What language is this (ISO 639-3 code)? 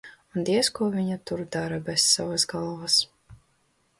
lav